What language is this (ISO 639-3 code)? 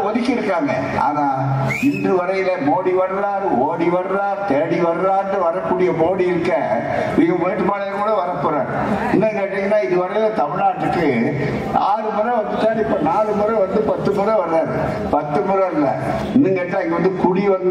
tam